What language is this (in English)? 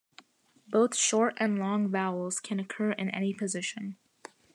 English